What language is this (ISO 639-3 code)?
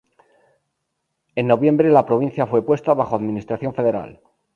spa